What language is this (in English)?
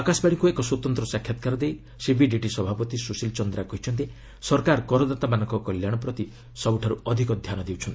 Odia